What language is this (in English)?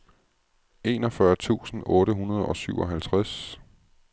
Danish